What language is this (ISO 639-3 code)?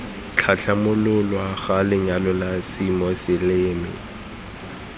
tsn